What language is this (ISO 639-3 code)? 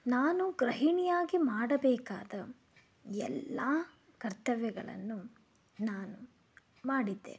kan